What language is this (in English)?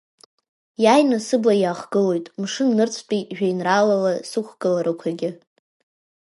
Abkhazian